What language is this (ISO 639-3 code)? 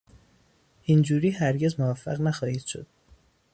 fas